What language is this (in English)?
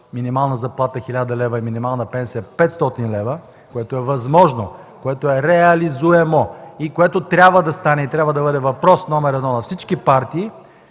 Bulgarian